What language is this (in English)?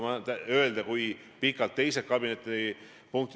Estonian